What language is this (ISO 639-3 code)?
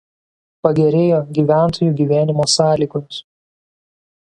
lit